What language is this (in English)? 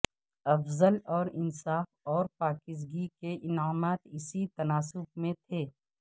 Urdu